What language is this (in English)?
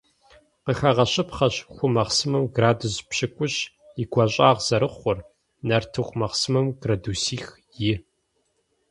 Kabardian